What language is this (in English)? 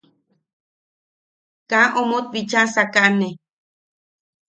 Yaqui